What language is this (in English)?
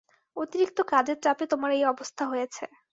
Bangla